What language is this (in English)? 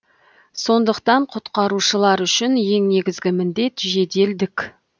Kazakh